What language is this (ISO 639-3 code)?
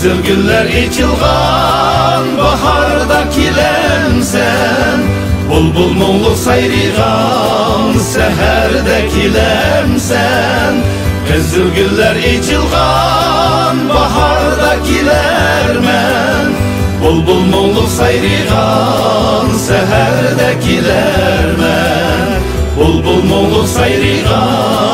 tur